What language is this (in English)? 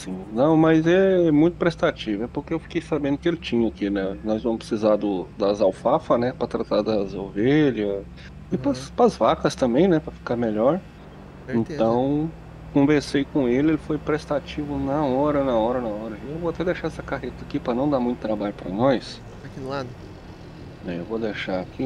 Portuguese